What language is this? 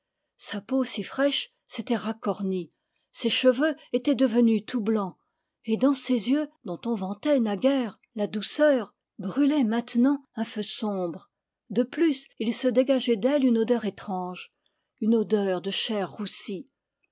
French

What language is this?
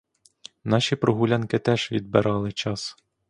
Ukrainian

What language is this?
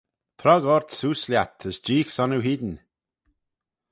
Manx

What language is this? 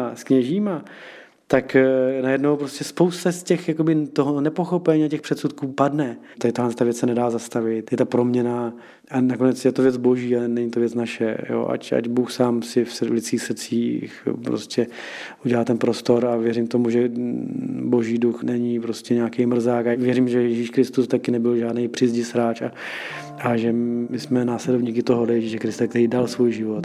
Czech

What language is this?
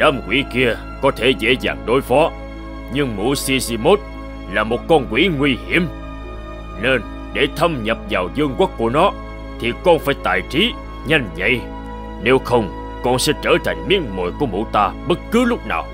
Vietnamese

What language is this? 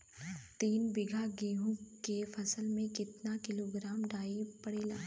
Bhojpuri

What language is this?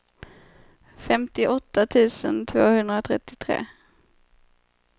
Swedish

